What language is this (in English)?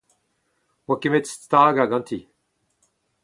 Breton